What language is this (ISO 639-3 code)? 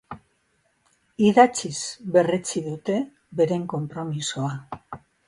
eus